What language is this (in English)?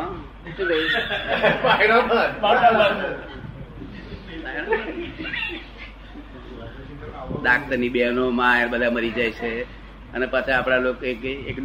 Gujarati